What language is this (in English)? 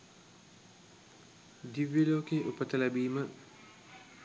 Sinhala